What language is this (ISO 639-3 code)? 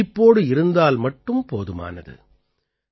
tam